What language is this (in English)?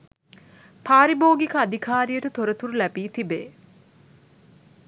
Sinhala